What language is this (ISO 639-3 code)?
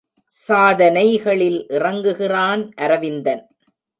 tam